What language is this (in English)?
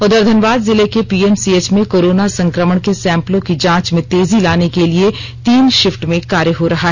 Hindi